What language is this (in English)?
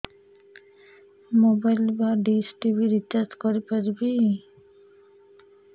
Odia